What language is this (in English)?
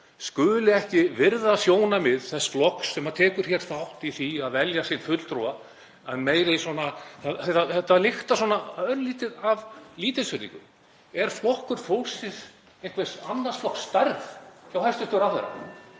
Icelandic